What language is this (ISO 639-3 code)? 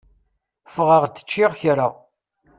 kab